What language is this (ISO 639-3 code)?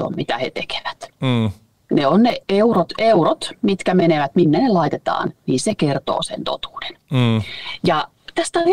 fin